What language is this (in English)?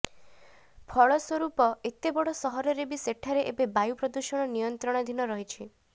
Odia